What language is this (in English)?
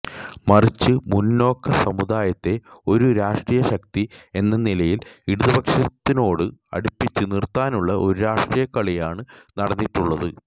Malayalam